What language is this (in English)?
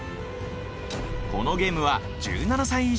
Japanese